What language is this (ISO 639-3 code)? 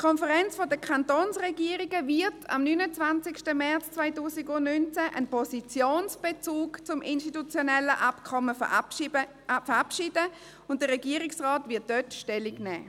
gsw